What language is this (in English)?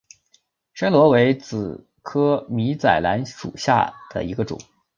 Chinese